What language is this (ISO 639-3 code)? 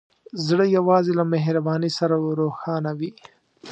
pus